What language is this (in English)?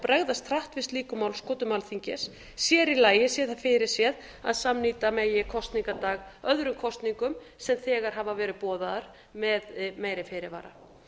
Icelandic